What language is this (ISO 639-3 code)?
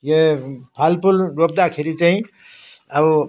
nep